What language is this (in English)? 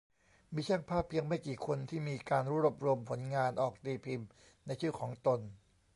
Thai